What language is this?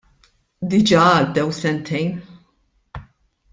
Maltese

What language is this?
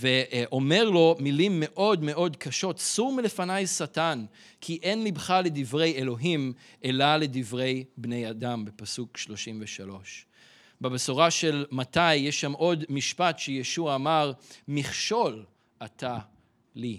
Hebrew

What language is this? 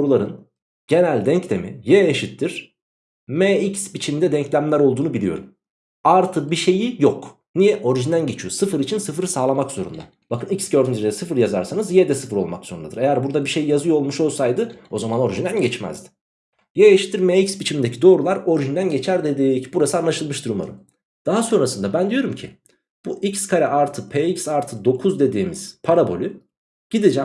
Turkish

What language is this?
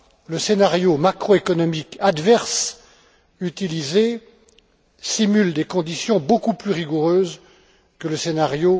French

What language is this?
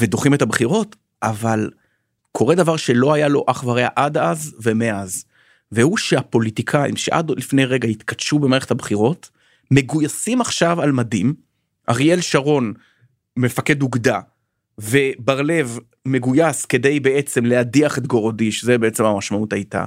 Hebrew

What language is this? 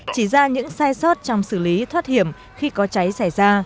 Vietnamese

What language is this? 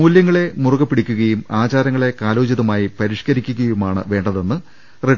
Malayalam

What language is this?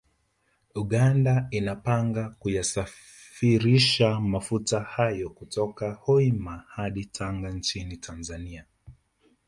Swahili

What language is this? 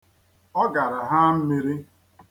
Igbo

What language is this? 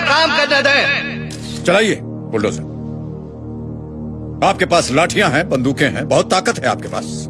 Hindi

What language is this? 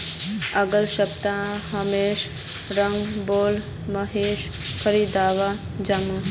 Magahi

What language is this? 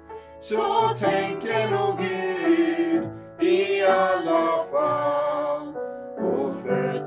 Swedish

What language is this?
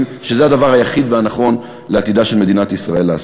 Hebrew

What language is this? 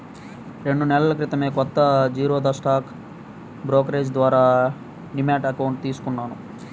Telugu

